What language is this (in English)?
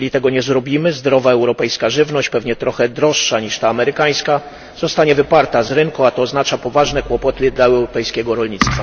Polish